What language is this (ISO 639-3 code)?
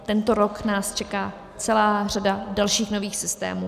ces